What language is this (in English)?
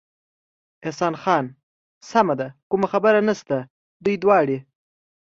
Pashto